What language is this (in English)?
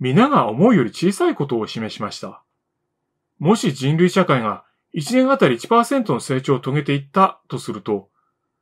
Japanese